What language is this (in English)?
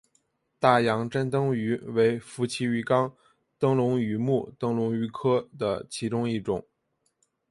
Chinese